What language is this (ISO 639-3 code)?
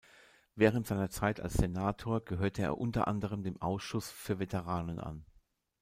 deu